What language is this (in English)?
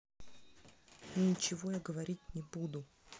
Russian